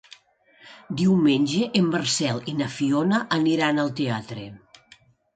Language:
Catalan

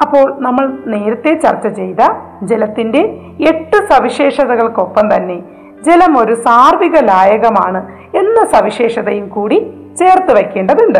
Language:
Malayalam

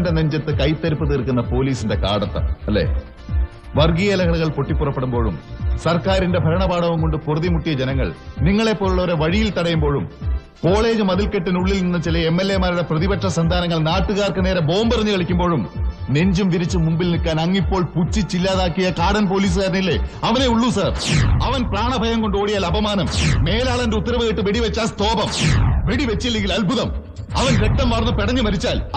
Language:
Malayalam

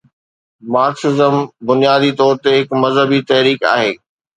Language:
Sindhi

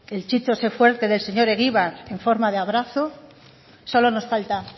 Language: Spanish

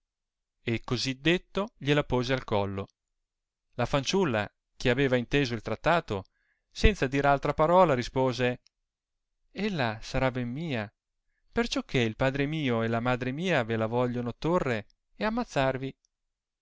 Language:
Italian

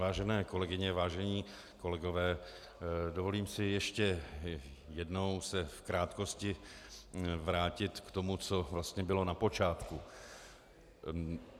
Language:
Czech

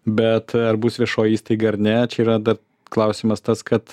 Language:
Lithuanian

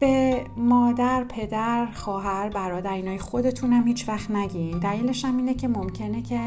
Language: Persian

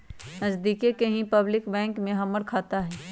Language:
Magahi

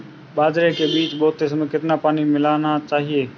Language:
Hindi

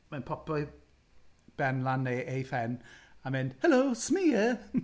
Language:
Welsh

